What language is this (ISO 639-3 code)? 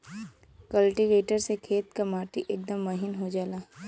bho